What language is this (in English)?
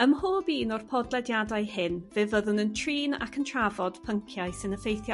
Welsh